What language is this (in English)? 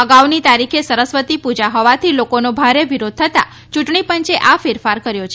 Gujarati